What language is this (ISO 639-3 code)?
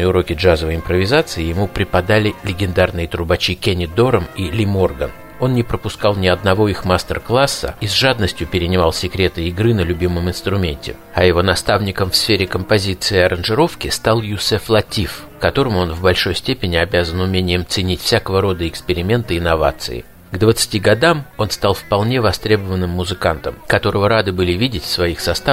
rus